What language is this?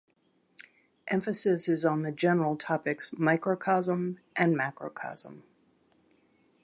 English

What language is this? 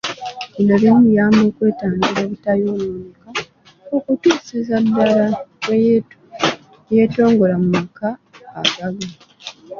Ganda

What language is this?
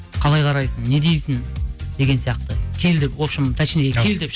Kazakh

